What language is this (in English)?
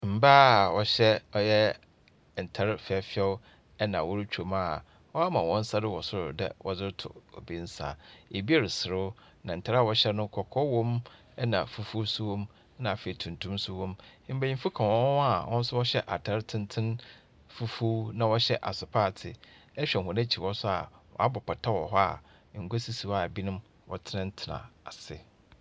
Akan